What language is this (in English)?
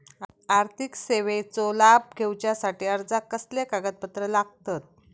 Marathi